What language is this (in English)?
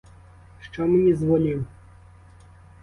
Ukrainian